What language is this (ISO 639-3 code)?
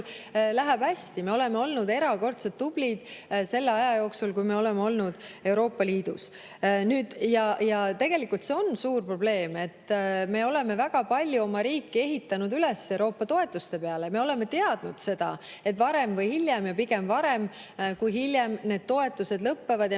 est